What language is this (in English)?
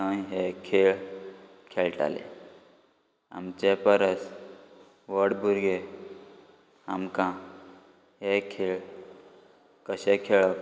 Konkani